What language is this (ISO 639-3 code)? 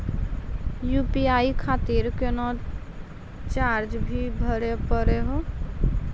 mai